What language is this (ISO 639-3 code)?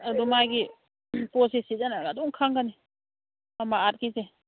mni